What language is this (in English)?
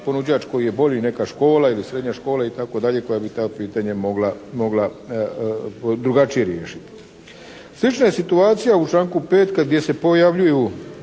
Croatian